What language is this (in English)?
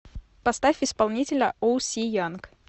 Russian